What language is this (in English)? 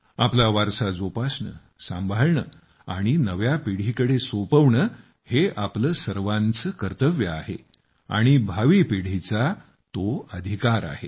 Marathi